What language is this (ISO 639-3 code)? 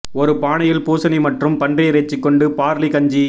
tam